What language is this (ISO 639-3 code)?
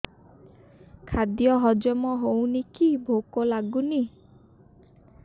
ori